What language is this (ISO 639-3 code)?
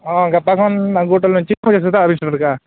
sat